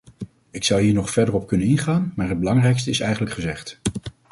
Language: Dutch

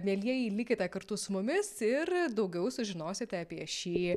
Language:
Lithuanian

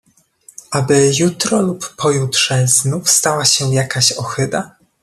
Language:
Polish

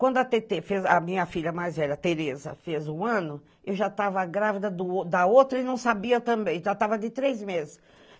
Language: Portuguese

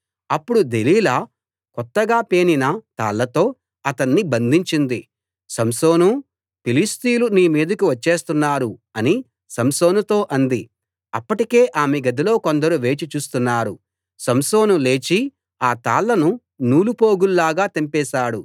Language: Telugu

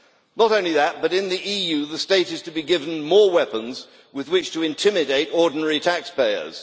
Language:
English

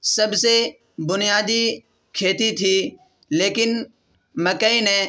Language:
Urdu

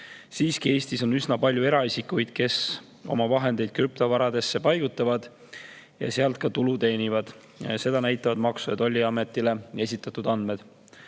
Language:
Estonian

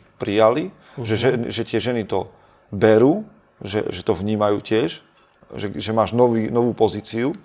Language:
Slovak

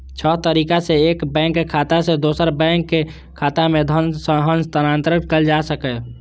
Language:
Maithili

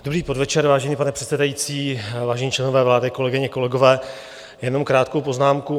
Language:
Czech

